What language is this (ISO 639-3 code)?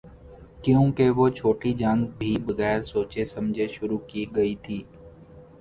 urd